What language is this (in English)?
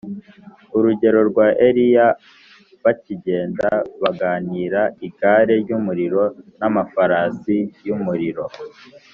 Kinyarwanda